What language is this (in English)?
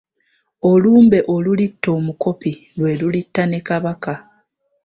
Ganda